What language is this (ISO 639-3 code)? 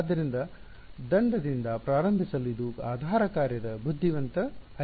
kan